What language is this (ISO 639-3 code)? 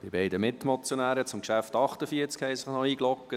gsw